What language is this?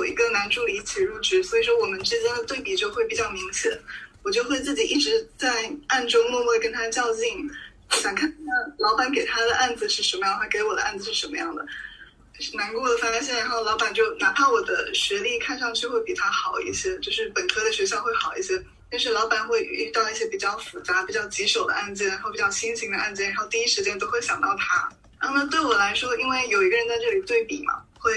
Chinese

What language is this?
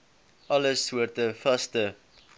Afrikaans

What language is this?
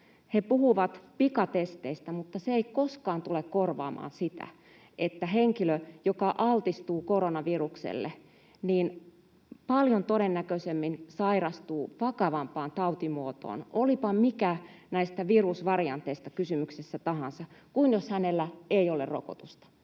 Finnish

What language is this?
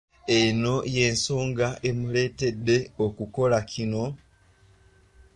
Ganda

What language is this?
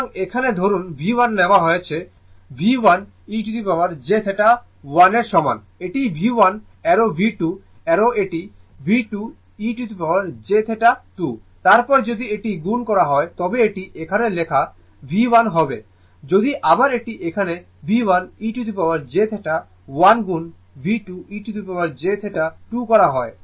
Bangla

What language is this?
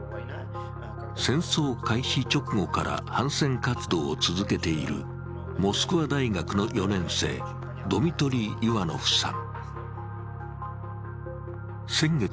Japanese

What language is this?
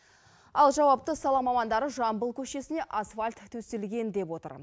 Kazakh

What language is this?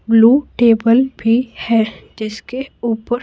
Hindi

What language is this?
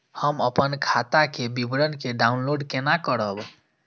Maithili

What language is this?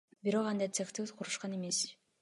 Kyrgyz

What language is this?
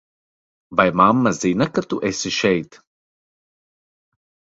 Latvian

